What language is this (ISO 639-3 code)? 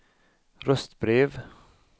swe